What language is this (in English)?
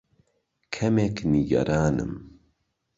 Central Kurdish